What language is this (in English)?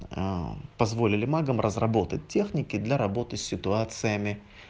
Russian